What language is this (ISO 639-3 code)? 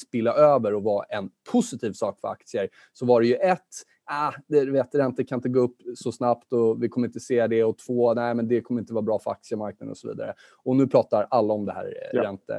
swe